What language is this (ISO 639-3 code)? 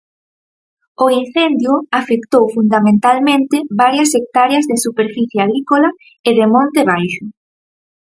glg